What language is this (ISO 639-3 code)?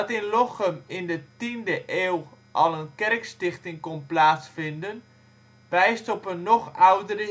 nld